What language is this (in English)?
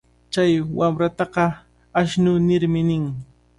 Cajatambo North Lima Quechua